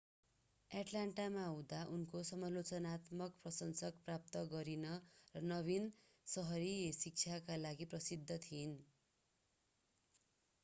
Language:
Nepali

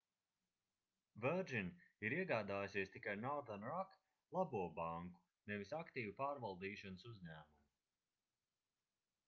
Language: Latvian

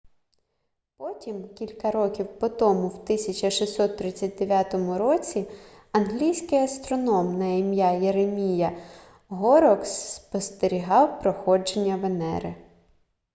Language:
Ukrainian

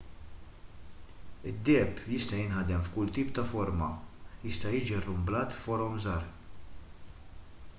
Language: Maltese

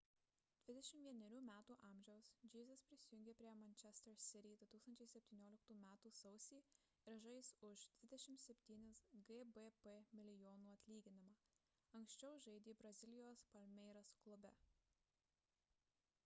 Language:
Lithuanian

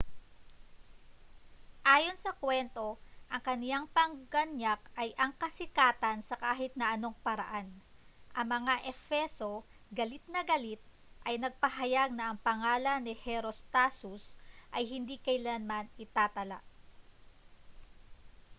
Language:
Filipino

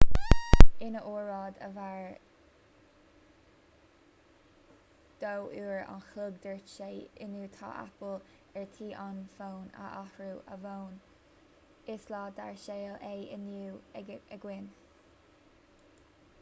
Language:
Irish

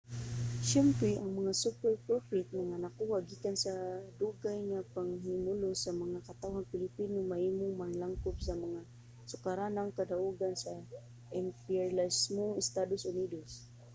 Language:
Cebuano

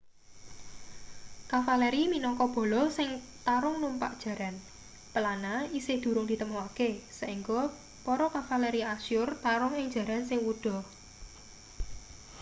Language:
Javanese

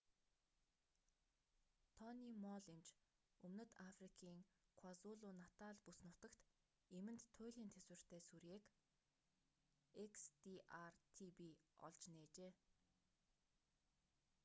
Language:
Mongolian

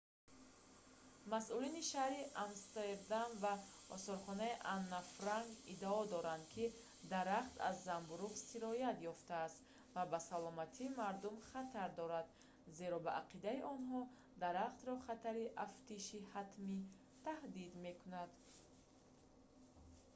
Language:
Tajik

